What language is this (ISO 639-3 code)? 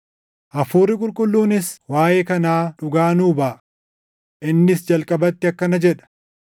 orm